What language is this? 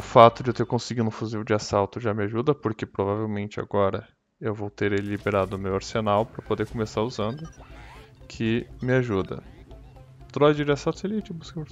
Portuguese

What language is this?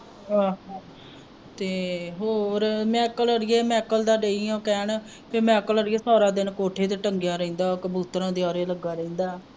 Punjabi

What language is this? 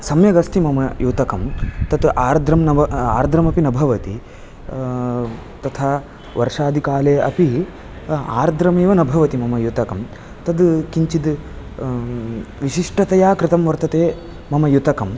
Sanskrit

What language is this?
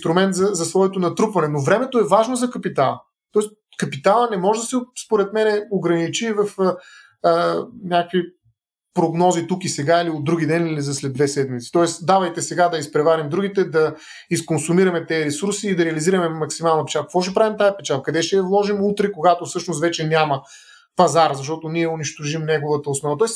Bulgarian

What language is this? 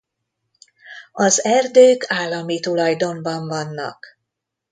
Hungarian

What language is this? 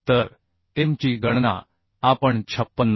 Marathi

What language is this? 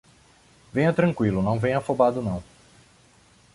Portuguese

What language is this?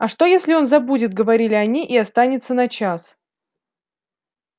Russian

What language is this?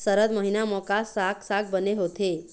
Chhattisgarhi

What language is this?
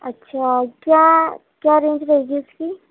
Urdu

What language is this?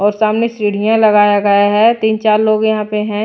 Hindi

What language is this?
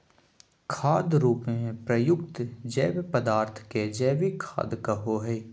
Magahi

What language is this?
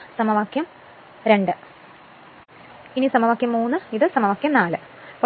Malayalam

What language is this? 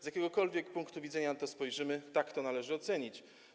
Polish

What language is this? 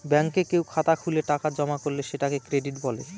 Bangla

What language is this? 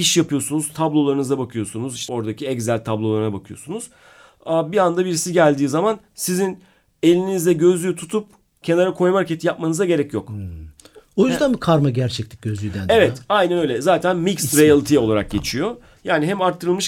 Turkish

